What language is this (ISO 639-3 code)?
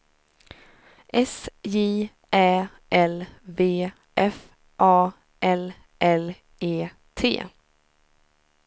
swe